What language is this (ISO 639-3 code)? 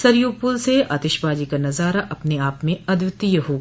hin